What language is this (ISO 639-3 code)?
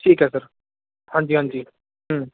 pan